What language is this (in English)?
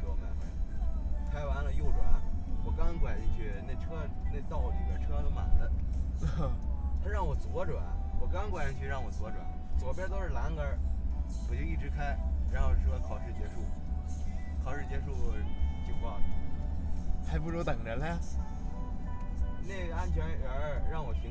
Chinese